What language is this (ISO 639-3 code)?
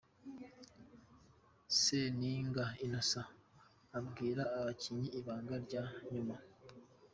kin